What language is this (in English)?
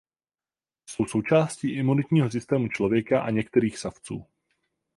Czech